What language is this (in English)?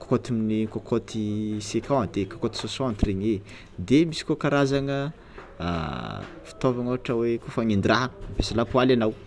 Tsimihety Malagasy